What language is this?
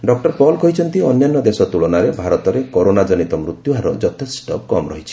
Odia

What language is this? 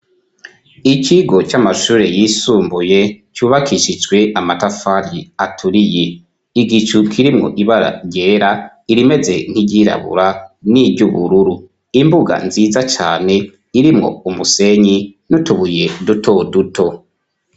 Rundi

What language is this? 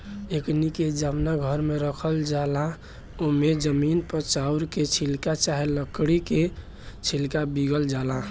Bhojpuri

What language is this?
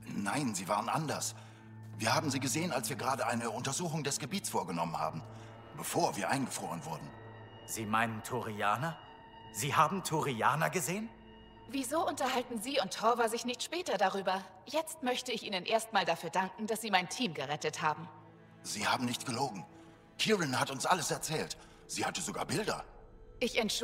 German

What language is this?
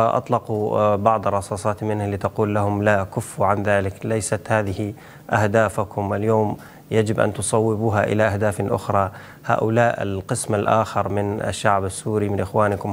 Arabic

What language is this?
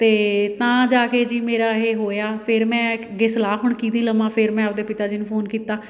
Punjabi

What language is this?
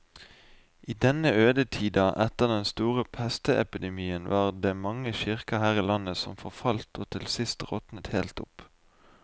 Norwegian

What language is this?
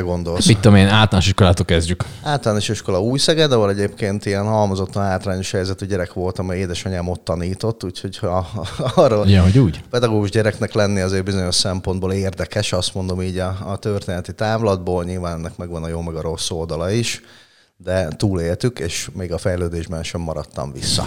Hungarian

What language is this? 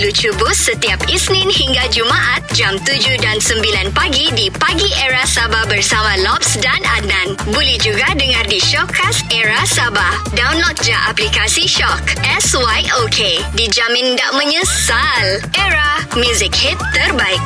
Malay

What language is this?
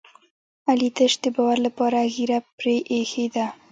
Pashto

